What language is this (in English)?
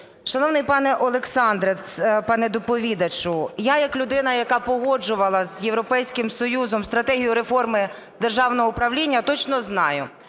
Ukrainian